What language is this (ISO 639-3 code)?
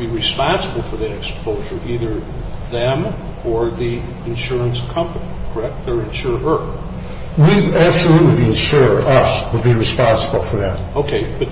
eng